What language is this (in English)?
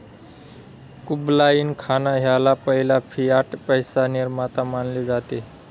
Marathi